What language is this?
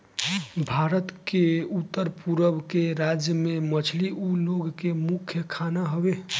Bhojpuri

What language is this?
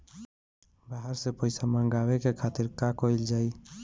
Bhojpuri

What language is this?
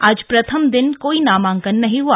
Hindi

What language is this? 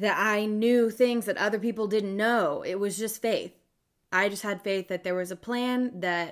English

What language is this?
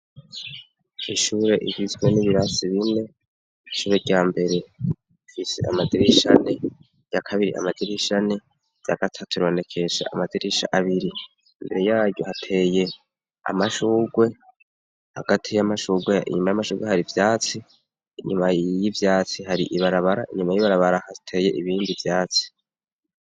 Rundi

